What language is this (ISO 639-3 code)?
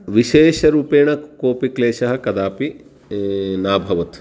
san